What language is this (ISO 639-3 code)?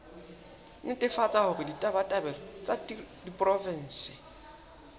sot